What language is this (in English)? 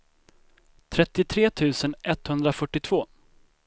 Swedish